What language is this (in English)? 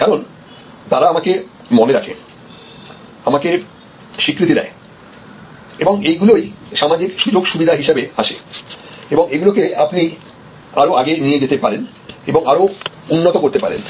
Bangla